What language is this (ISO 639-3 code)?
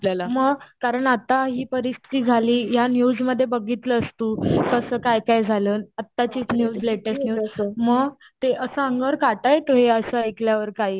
mar